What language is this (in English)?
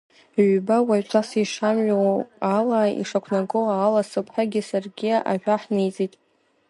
Abkhazian